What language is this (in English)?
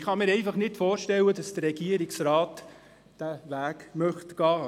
Swiss German